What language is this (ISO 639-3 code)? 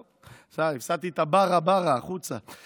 heb